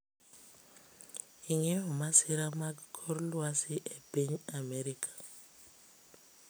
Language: Luo (Kenya and Tanzania)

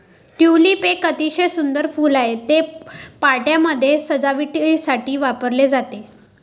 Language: Marathi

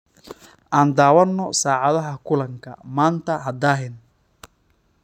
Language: Somali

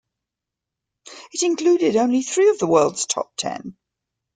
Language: English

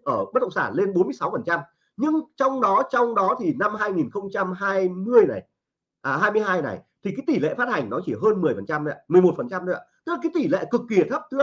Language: Vietnamese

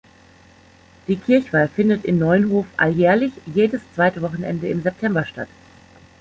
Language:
German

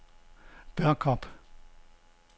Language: Danish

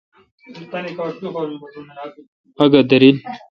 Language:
Kalkoti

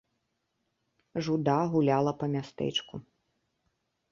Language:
Belarusian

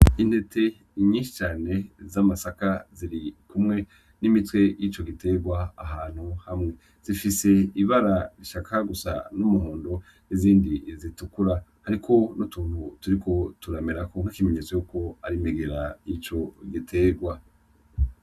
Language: Rundi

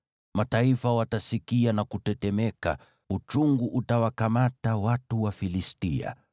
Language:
Swahili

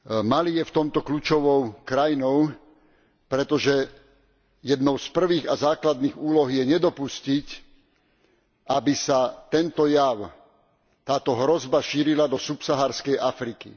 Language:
Slovak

